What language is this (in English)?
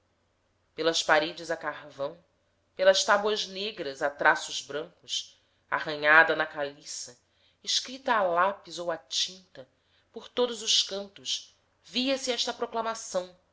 Portuguese